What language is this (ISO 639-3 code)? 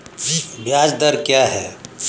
hin